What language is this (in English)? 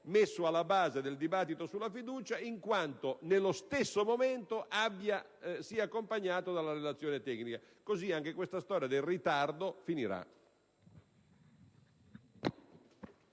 Italian